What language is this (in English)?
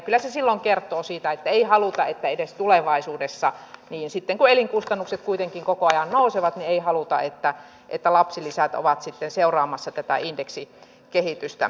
Finnish